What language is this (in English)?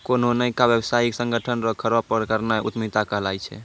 Maithili